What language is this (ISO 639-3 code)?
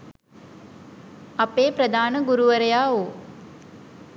sin